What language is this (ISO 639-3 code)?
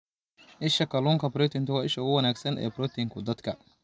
som